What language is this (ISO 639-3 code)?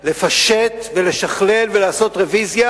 heb